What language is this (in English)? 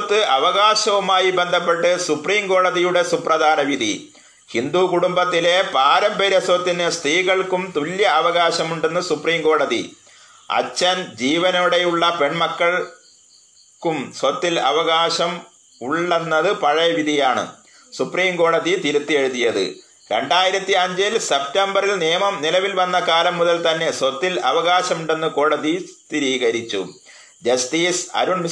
Malayalam